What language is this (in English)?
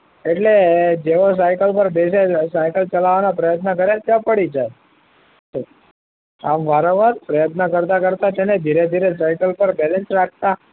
Gujarati